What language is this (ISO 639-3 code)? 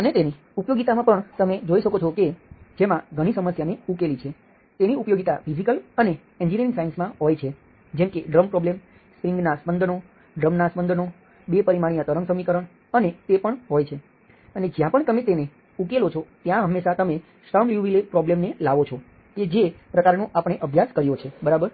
guj